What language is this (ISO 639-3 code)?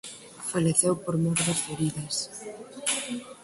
glg